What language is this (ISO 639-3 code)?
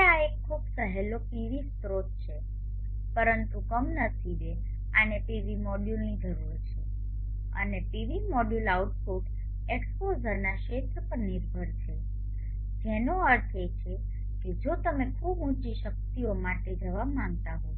guj